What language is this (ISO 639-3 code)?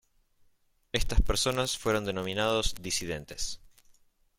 spa